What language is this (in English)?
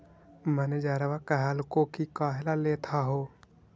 Magahi